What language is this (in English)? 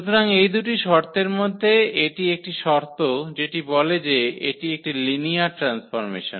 Bangla